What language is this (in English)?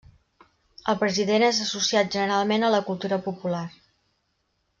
Catalan